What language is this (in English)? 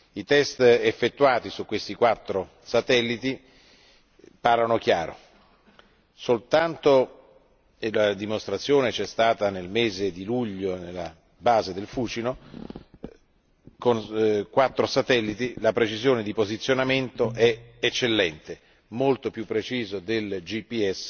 Italian